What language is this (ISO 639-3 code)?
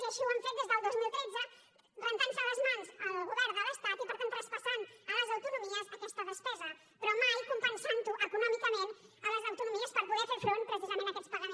cat